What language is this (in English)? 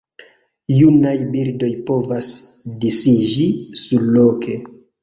Esperanto